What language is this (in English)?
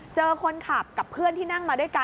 Thai